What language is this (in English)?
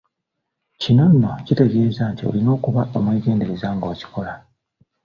Ganda